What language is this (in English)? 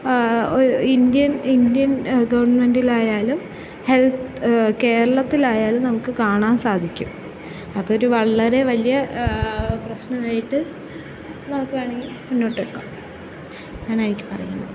Malayalam